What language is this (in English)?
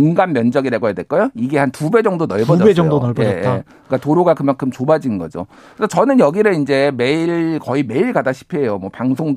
Korean